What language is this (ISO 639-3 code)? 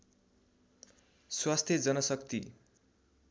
nep